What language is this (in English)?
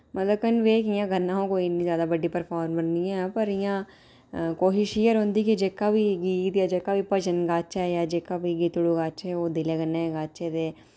Dogri